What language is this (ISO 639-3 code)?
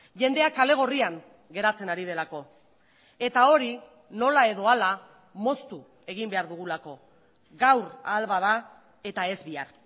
eus